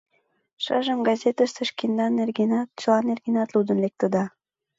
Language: Mari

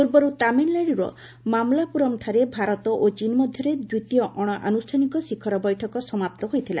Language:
Odia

